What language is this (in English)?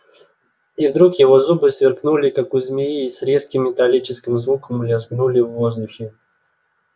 Russian